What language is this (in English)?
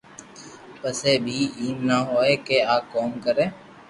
Loarki